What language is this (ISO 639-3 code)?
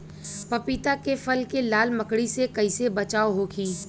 bho